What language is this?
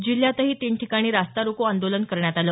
Marathi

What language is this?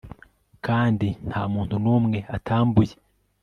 Kinyarwanda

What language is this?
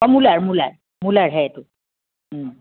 Assamese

